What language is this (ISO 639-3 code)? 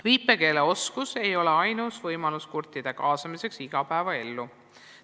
est